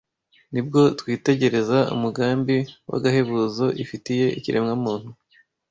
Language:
Kinyarwanda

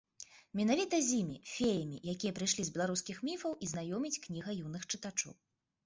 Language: Belarusian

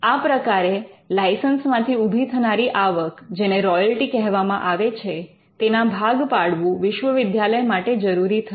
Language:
Gujarati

